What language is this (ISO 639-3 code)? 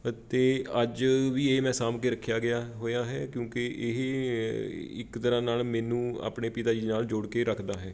pan